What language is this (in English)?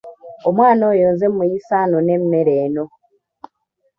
Ganda